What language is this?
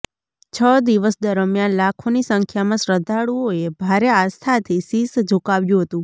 Gujarati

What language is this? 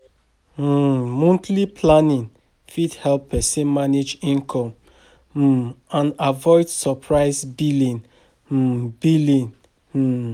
Nigerian Pidgin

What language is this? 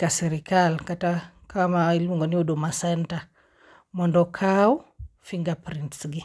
Luo (Kenya and Tanzania)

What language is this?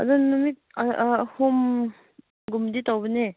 Manipuri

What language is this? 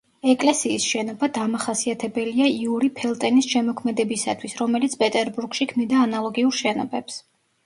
Georgian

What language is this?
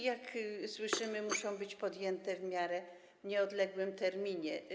Polish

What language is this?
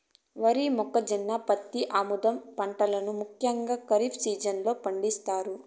Telugu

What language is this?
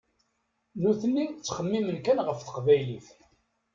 Kabyle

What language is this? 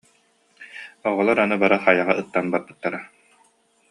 Yakut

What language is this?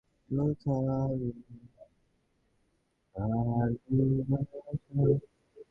Bangla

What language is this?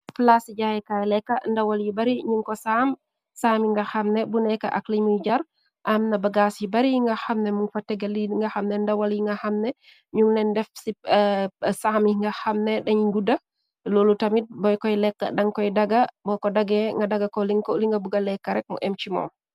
Wolof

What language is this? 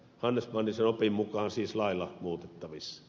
Finnish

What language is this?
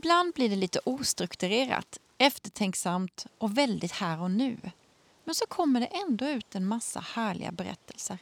Swedish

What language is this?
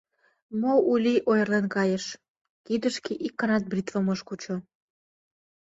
Mari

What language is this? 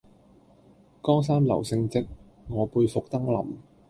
Cantonese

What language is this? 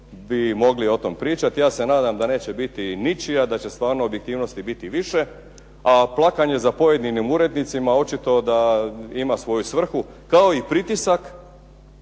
Croatian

